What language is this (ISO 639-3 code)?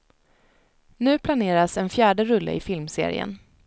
swe